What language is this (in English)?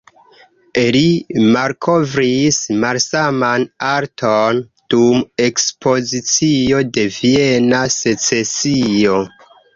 Esperanto